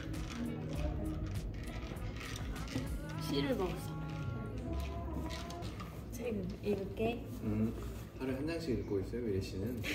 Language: Korean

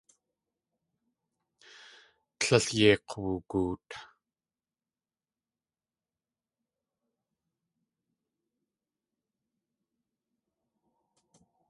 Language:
Tlingit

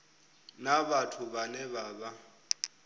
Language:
Venda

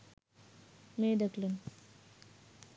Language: Bangla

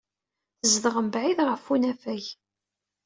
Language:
Kabyle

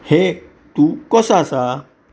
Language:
Konkani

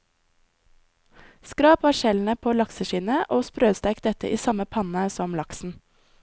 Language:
Norwegian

